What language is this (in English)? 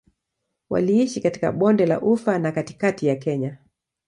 Swahili